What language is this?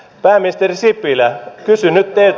Finnish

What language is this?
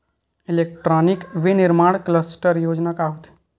Chhattisgarhi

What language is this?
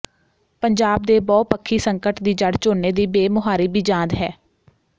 Punjabi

